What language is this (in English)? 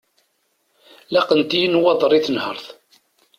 Kabyle